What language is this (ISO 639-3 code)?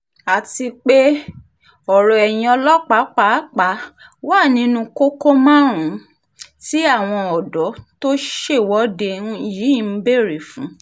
yor